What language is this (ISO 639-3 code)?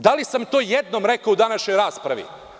srp